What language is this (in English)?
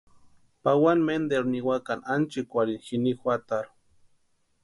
Western Highland Purepecha